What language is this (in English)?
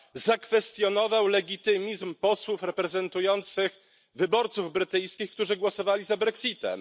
Polish